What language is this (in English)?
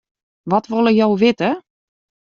Western Frisian